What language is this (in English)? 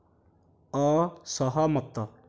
Odia